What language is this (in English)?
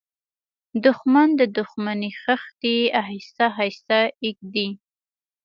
Pashto